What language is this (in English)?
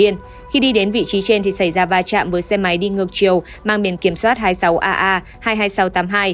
Vietnamese